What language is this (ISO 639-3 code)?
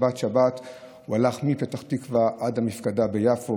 heb